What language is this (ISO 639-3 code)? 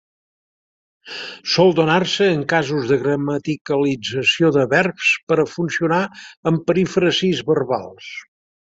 cat